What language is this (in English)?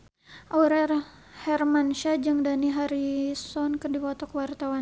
Sundanese